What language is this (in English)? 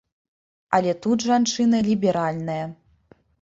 Belarusian